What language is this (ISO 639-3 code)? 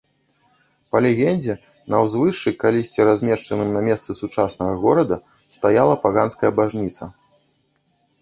bel